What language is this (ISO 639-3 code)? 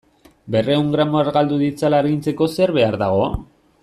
eus